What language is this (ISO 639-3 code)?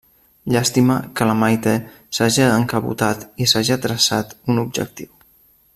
cat